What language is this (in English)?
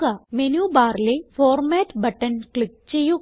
Malayalam